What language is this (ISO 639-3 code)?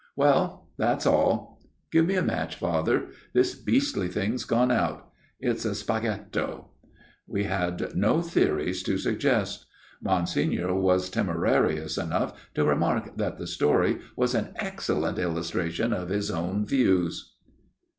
eng